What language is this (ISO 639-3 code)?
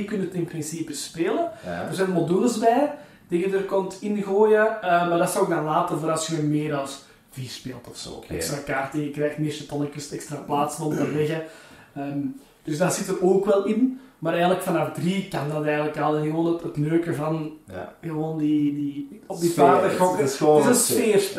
nld